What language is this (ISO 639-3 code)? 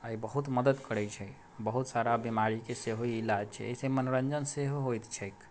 mai